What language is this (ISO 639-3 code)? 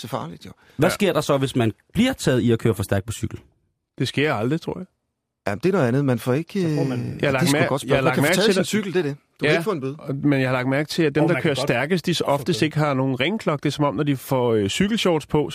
dan